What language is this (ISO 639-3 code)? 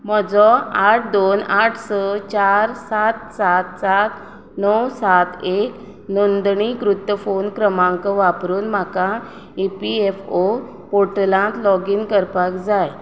kok